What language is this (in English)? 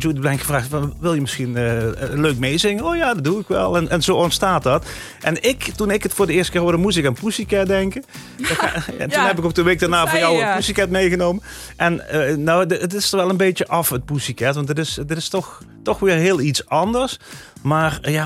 Dutch